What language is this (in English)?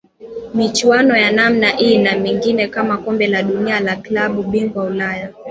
Swahili